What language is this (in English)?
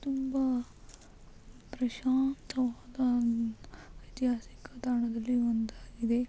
Kannada